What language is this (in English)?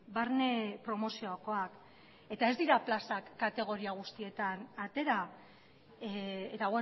Basque